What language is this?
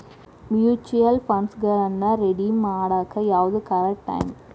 Kannada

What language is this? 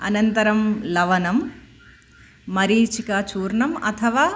Sanskrit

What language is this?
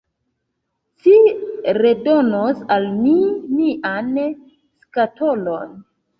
Esperanto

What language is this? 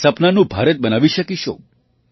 Gujarati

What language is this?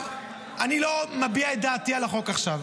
Hebrew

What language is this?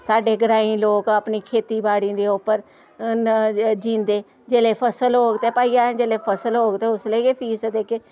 Dogri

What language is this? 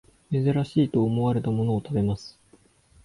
Japanese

